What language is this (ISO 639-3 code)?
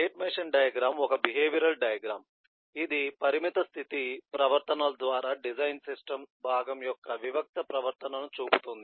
tel